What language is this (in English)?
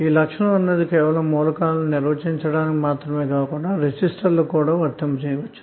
Telugu